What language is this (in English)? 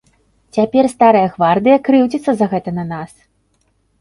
Belarusian